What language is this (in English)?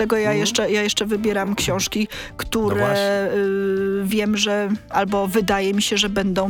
Polish